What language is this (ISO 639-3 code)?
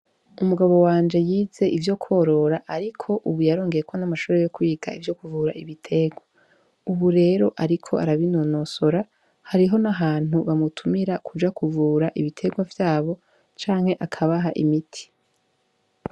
run